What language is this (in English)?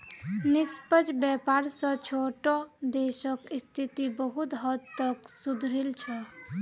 Magahi